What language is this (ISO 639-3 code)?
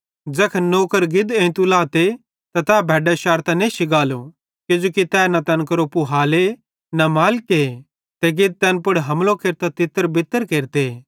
bhd